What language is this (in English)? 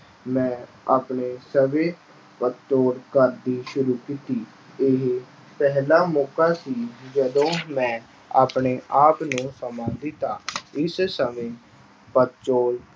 Punjabi